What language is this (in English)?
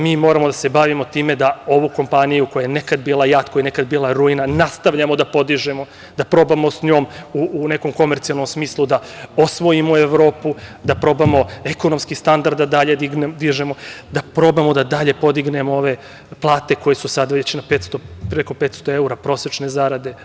Serbian